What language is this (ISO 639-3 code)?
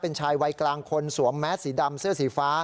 tha